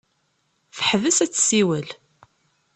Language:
Kabyle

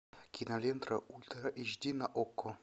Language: Russian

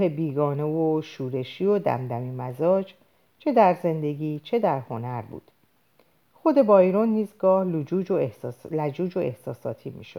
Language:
Persian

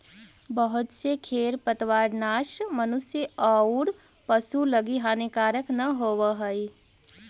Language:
Magahi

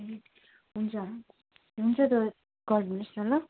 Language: Nepali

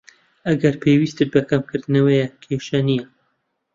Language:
Central Kurdish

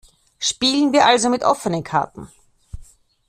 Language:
German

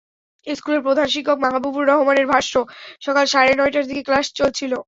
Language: Bangla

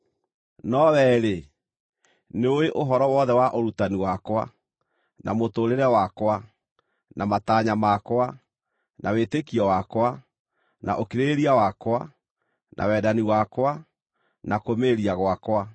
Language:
Kikuyu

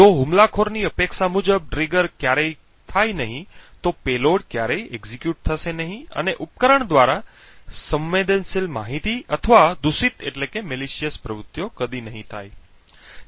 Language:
Gujarati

